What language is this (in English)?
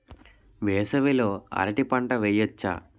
Telugu